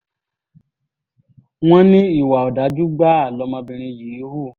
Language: Yoruba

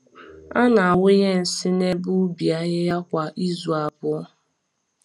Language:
Igbo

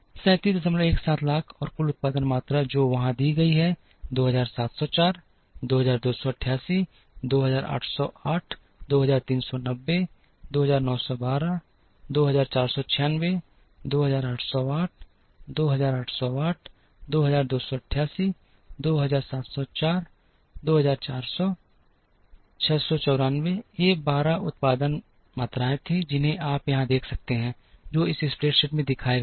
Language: Hindi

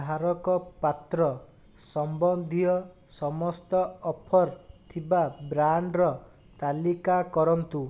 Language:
Odia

